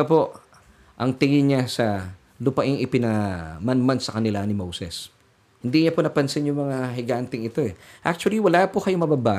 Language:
Filipino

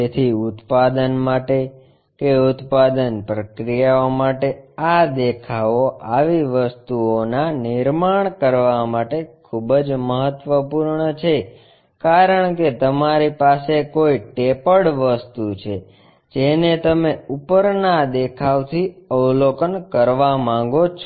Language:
Gujarati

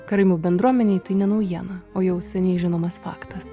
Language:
Lithuanian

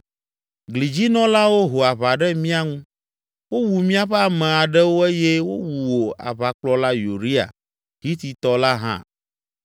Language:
Ewe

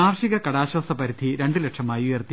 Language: Malayalam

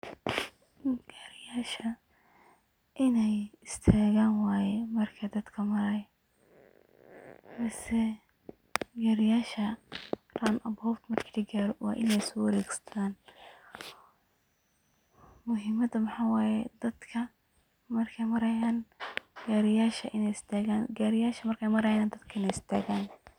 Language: Somali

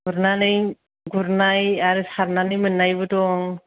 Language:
Bodo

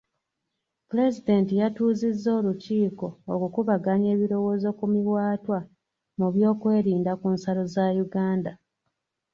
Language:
Ganda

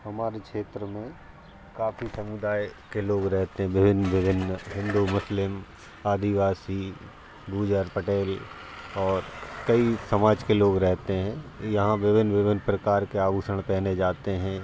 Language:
Hindi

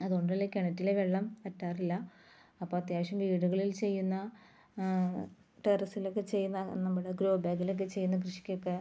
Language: Malayalam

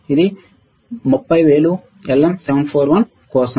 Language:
Telugu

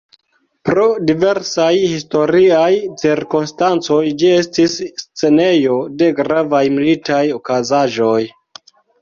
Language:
Esperanto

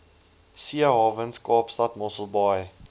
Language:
Afrikaans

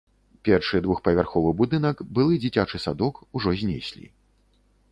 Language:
Belarusian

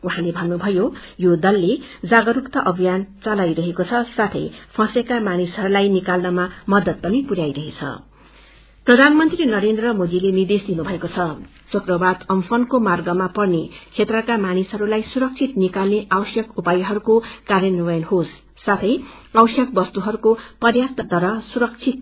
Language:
Nepali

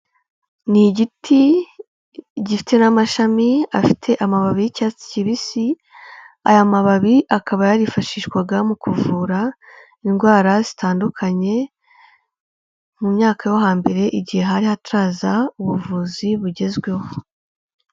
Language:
Kinyarwanda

